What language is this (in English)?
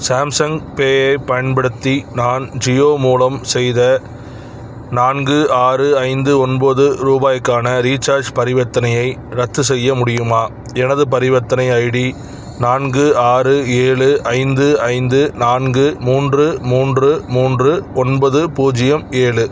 Tamil